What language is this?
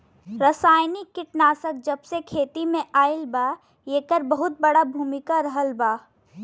Bhojpuri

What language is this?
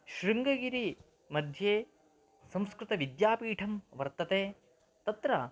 Sanskrit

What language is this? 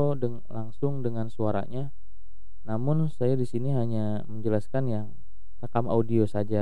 Indonesian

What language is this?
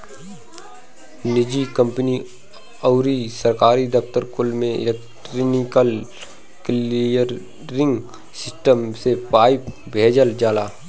Bhojpuri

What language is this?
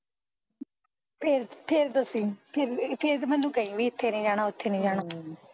Punjabi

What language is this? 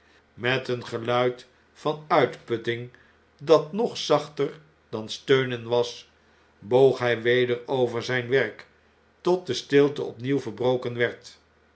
Dutch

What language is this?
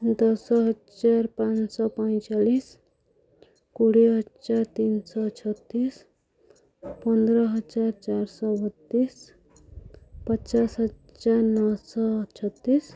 Odia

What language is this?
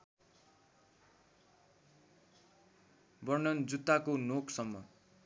Nepali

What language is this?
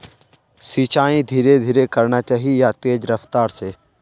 Magahi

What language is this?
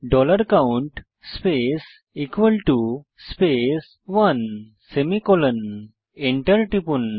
Bangla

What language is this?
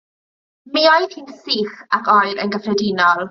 Welsh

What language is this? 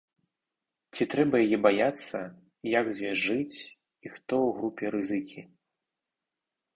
Belarusian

